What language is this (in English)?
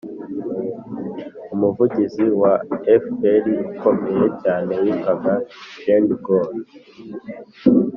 Kinyarwanda